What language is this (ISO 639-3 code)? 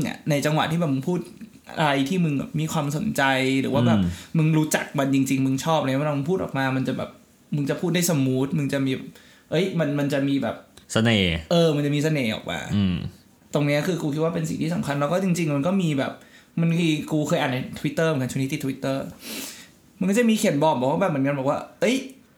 tha